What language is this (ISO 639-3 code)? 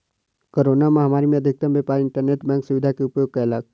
mai